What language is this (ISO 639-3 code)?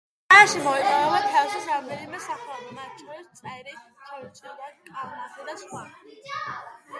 kat